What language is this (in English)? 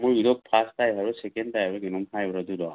Manipuri